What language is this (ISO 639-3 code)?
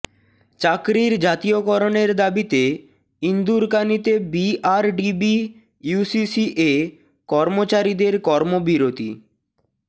ben